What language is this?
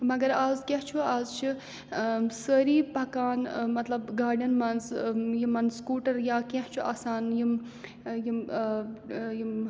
Kashmiri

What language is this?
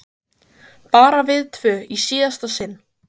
Icelandic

